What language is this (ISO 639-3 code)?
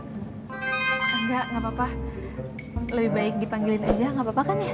ind